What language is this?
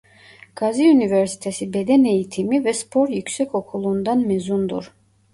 Turkish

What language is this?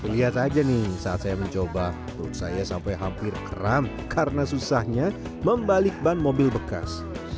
Indonesian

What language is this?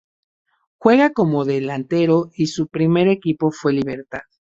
Spanish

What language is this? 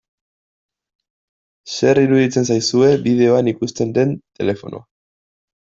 Basque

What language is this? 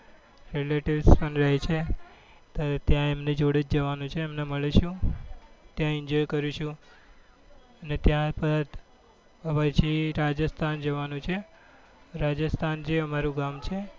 Gujarati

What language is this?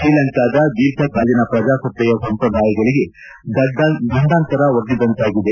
Kannada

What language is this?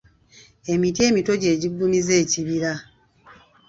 Ganda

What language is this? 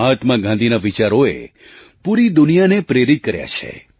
Gujarati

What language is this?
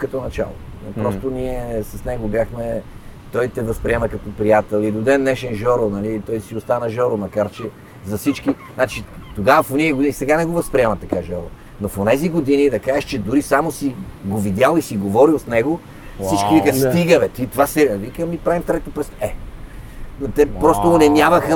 Bulgarian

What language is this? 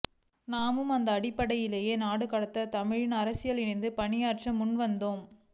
Tamil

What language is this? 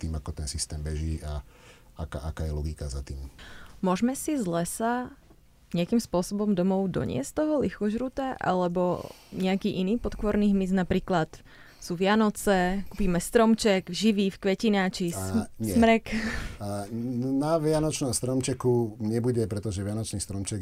Slovak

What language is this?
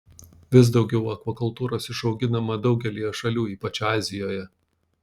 Lithuanian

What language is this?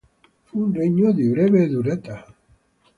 Italian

